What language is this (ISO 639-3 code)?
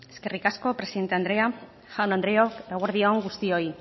eus